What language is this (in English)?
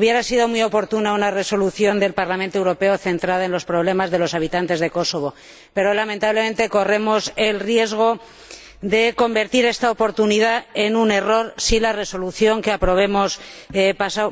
Spanish